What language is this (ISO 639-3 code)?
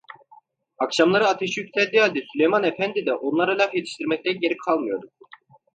tur